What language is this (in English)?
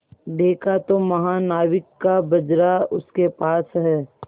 Hindi